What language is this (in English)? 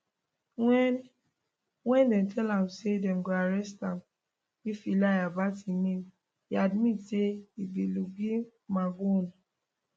Nigerian Pidgin